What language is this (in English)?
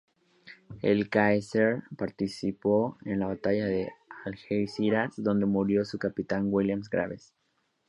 Spanish